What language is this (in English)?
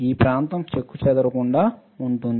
Telugu